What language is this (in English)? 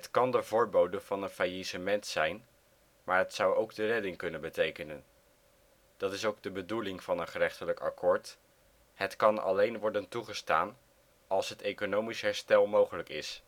Dutch